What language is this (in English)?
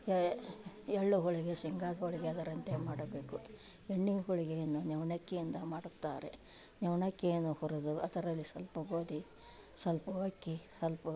Kannada